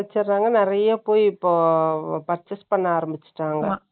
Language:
Tamil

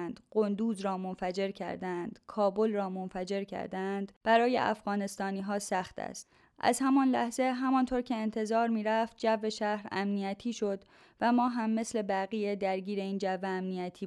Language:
Persian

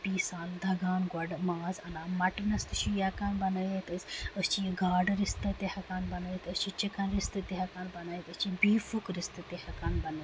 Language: Kashmiri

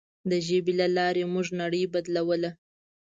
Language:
Pashto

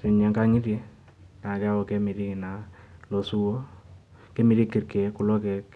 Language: Masai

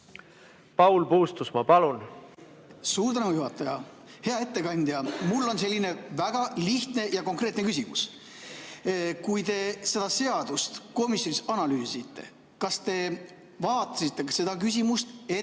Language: Estonian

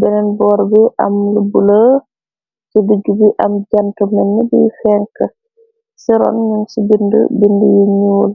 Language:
Wolof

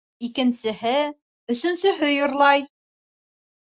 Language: Bashkir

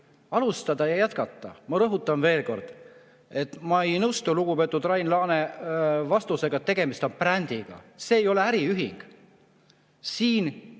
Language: Estonian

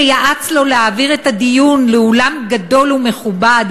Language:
Hebrew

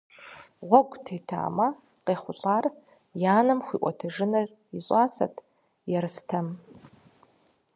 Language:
Kabardian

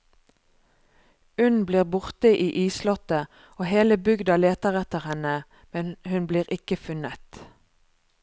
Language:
Norwegian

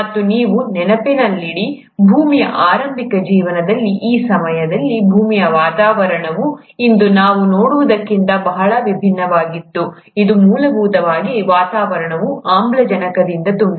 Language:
Kannada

